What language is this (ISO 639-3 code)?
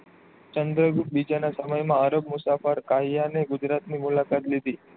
guj